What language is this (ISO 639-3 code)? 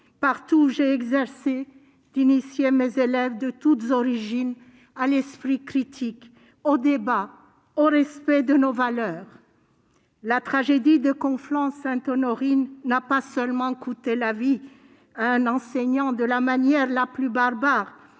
fra